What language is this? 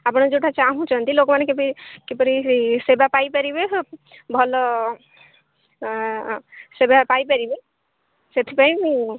Odia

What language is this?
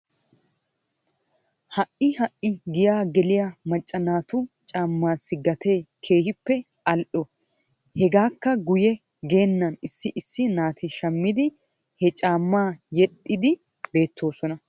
Wolaytta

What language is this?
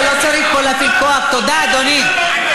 Hebrew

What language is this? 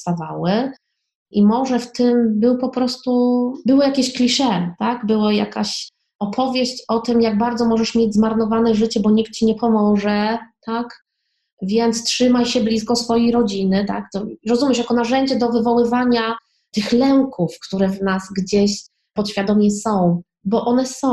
Polish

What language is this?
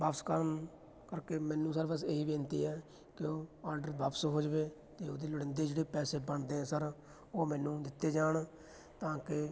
Punjabi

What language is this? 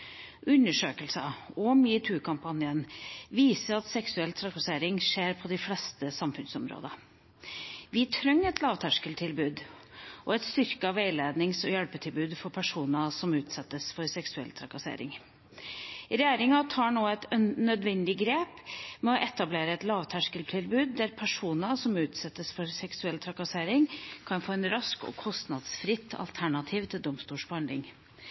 Norwegian Bokmål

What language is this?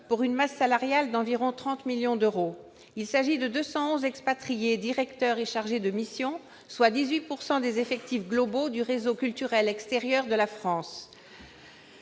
French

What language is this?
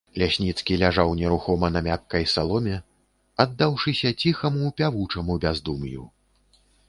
Belarusian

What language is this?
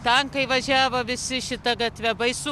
Lithuanian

